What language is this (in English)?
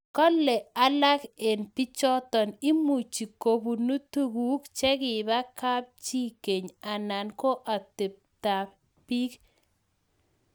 Kalenjin